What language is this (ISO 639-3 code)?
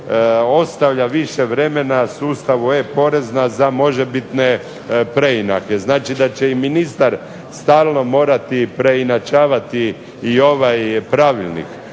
hrv